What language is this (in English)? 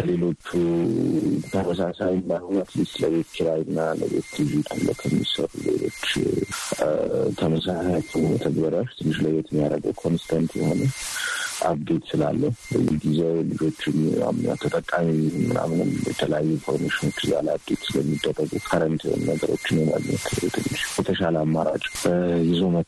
Amharic